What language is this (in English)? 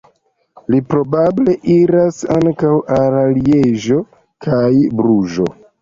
Esperanto